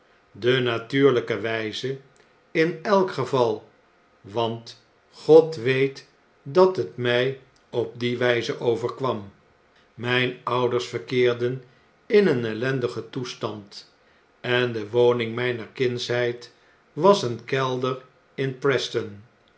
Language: Dutch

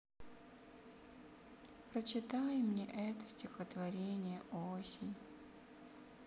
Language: Russian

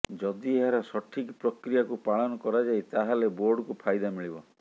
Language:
Odia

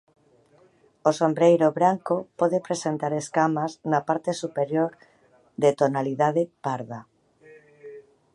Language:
Galician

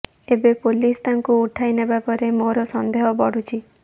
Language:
Odia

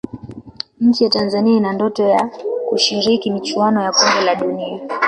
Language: Swahili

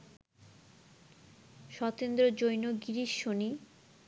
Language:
Bangla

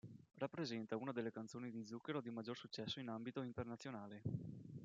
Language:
Italian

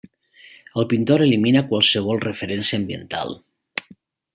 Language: Catalan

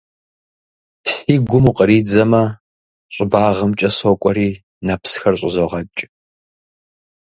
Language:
Kabardian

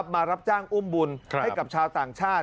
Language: Thai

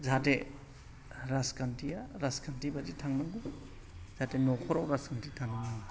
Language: Bodo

